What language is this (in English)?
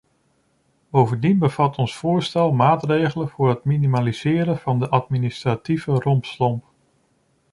Dutch